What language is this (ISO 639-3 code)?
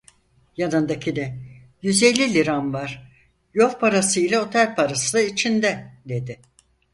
tur